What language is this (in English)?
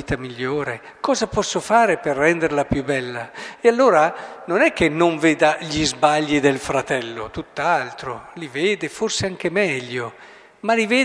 Italian